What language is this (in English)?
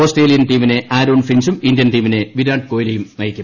Malayalam